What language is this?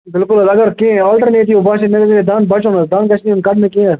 Kashmiri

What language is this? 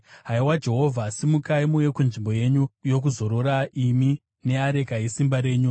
Shona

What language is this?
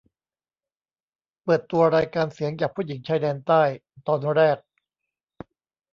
Thai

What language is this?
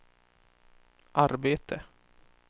Swedish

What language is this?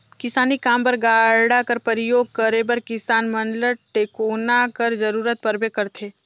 Chhattisgarhi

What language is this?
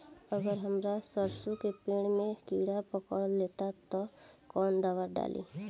Bhojpuri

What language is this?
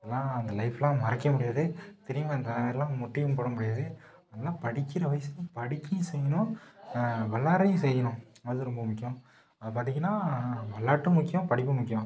Tamil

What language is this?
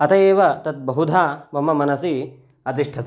Sanskrit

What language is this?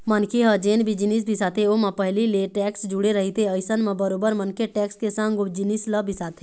Chhattisgarhi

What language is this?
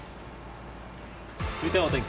Japanese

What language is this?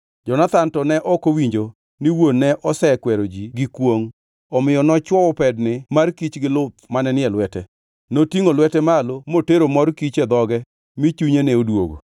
Luo (Kenya and Tanzania)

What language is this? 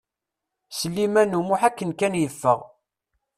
Kabyle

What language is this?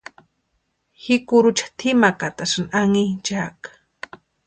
Western Highland Purepecha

